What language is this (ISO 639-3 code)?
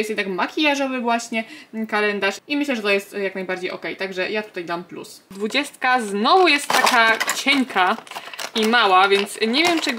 pol